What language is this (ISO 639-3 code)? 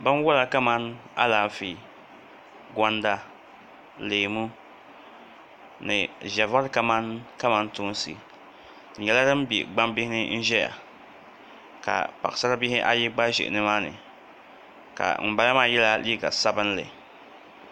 dag